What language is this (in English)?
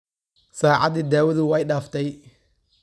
Somali